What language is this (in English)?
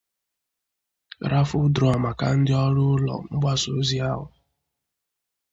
Igbo